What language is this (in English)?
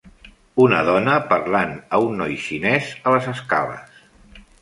Catalan